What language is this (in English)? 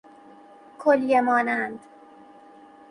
Persian